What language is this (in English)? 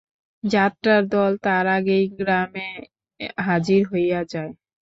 Bangla